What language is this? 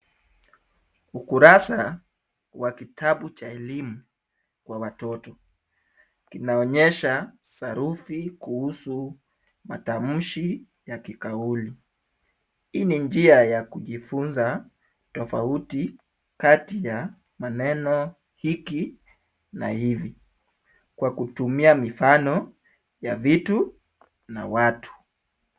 Swahili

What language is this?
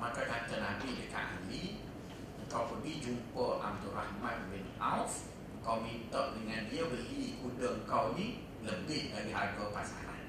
Malay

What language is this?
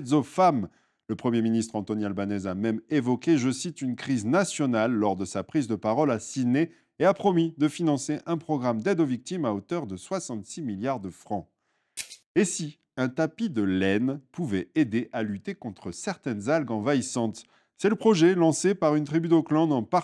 French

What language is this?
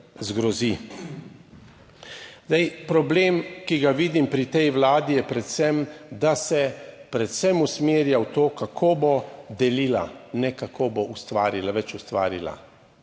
Slovenian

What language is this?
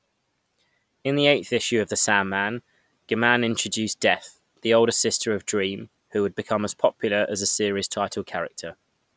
English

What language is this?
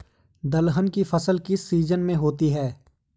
Hindi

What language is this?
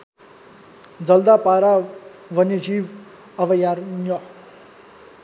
Nepali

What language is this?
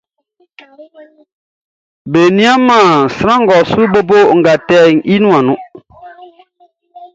Baoulé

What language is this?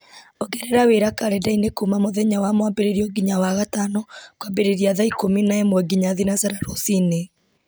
Kikuyu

